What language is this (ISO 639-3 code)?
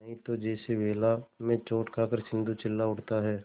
hin